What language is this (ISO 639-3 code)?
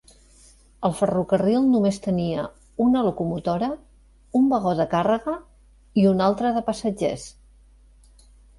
cat